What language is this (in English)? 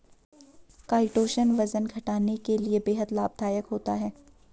Hindi